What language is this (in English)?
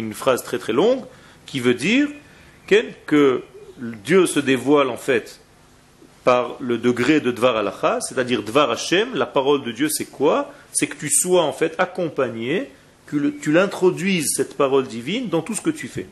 French